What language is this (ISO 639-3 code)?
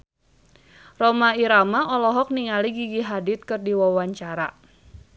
sun